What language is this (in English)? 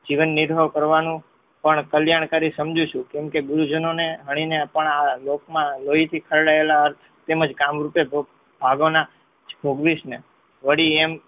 Gujarati